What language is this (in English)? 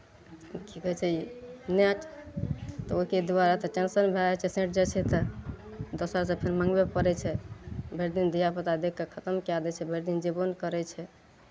Maithili